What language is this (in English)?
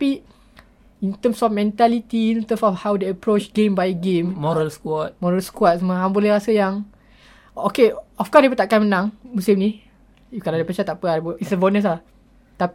Malay